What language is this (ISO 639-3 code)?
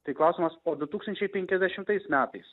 lit